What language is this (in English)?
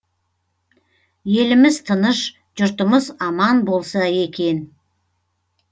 Kazakh